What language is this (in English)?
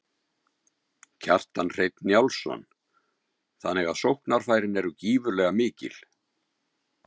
Icelandic